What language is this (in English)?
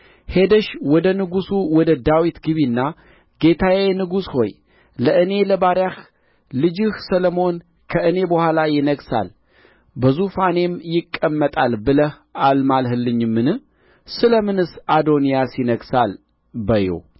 Amharic